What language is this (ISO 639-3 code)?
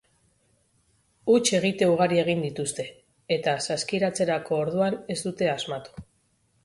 eus